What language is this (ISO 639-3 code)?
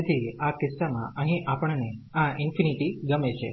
guj